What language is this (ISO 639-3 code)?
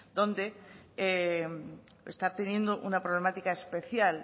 spa